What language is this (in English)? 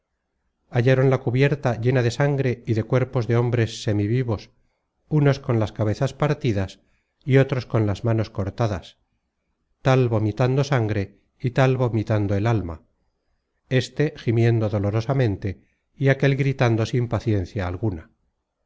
Spanish